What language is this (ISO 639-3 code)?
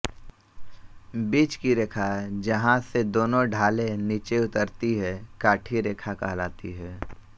hin